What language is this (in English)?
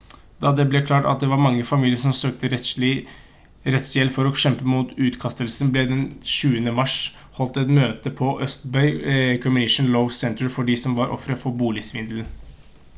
Norwegian Bokmål